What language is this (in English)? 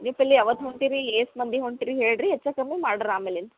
Kannada